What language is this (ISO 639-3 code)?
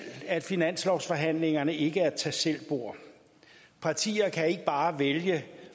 dan